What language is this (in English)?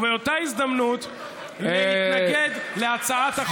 Hebrew